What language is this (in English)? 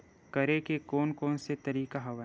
Chhattisgarhi